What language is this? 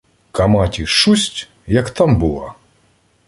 Ukrainian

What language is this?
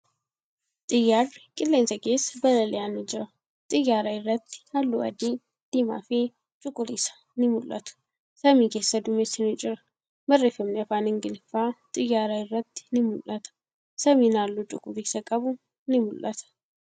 Oromo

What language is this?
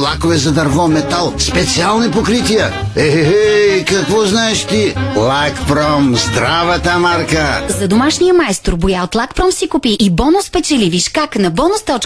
Bulgarian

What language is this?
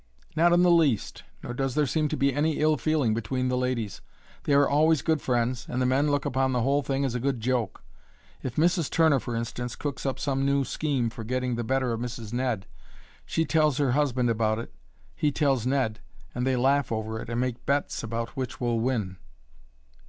English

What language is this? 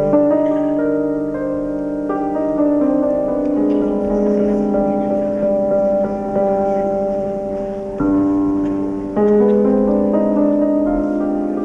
Malay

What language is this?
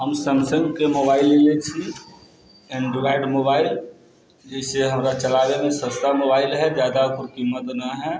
Maithili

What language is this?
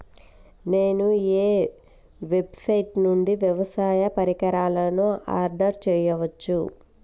Telugu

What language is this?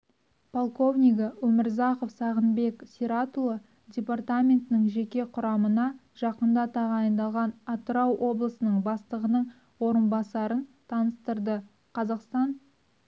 Kazakh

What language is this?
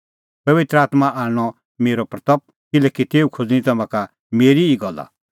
Kullu Pahari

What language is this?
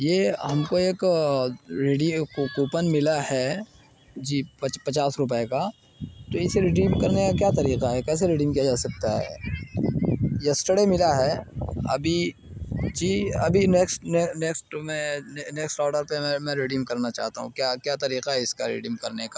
Urdu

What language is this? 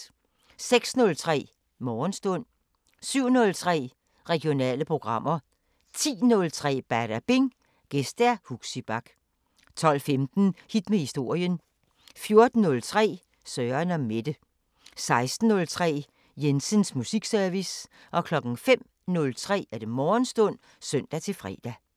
Danish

